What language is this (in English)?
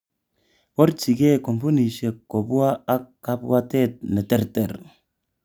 Kalenjin